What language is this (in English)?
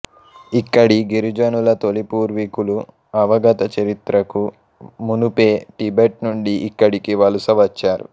Telugu